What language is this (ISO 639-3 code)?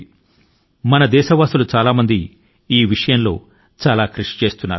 tel